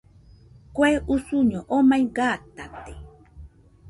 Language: Nüpode Huitoto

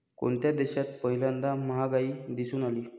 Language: Marathi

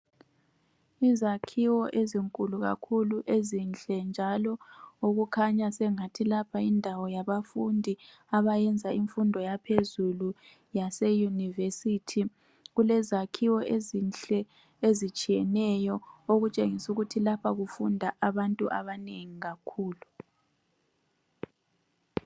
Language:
North Ndebele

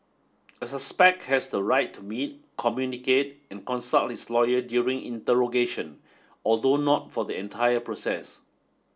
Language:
English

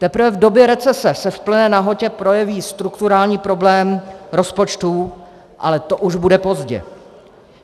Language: Czech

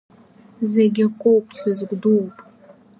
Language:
Abkhazian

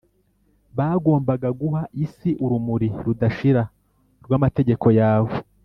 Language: Kinyarwanda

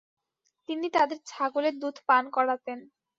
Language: Bangla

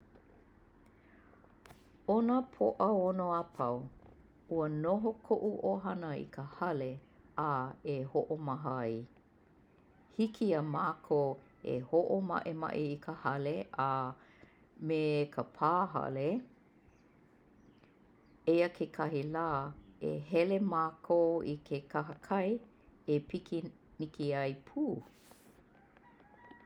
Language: Hawaiian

